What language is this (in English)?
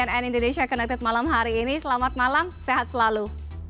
Indonesian